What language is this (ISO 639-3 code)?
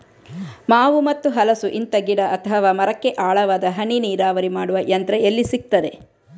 kan